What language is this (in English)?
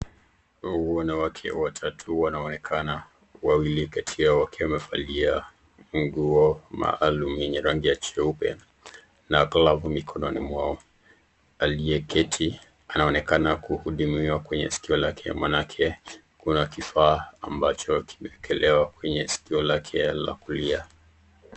Swahili